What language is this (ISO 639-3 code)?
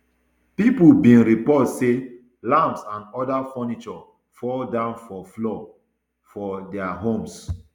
pcm